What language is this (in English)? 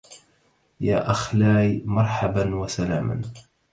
Arabic